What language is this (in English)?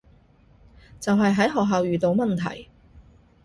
Cantonese